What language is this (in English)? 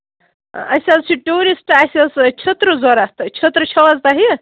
Kashmiri